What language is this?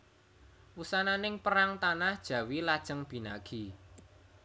Javanese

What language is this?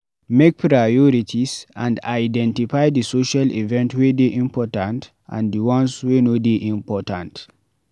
Nigerian Pidgin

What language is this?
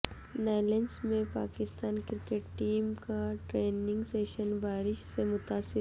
Urdu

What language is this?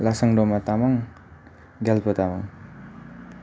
Nepali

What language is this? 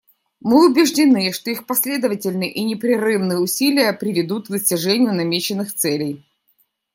Russian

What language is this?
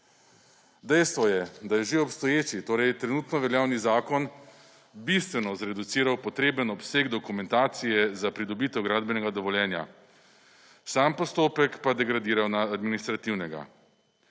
Slovenian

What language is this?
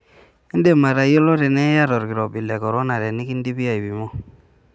Masai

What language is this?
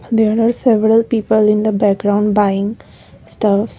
English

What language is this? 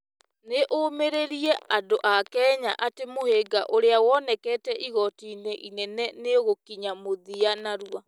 Kikuyu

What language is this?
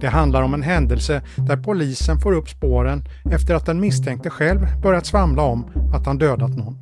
Swedish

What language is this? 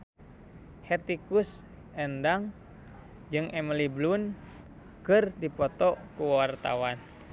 Sundanese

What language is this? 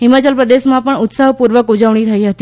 Gujarati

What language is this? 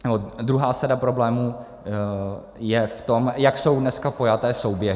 Czech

